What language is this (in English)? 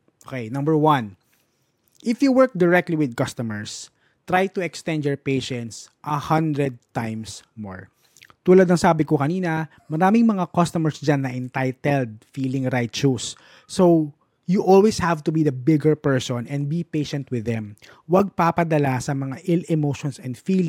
Filipino